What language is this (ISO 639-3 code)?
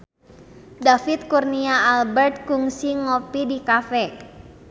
sun